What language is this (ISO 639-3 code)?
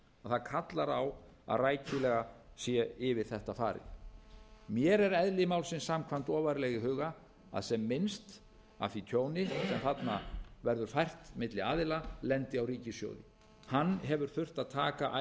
isl